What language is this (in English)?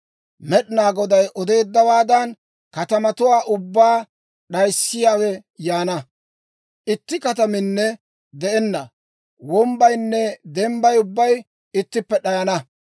Dawro